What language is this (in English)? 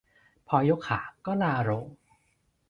Thai